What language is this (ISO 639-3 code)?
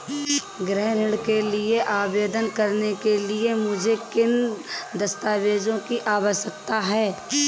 hin